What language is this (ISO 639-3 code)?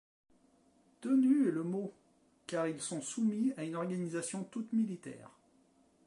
fra